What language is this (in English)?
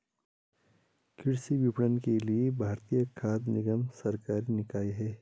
Hindi